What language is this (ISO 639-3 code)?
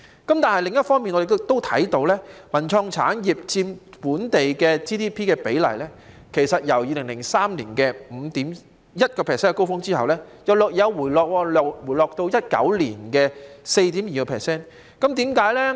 yue